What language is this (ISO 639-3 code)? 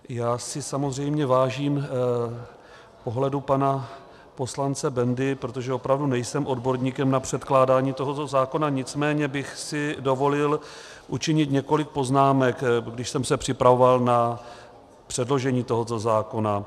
ces